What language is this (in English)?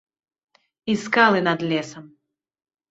Belarusian